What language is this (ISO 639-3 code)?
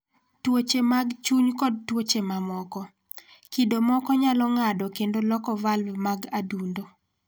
luo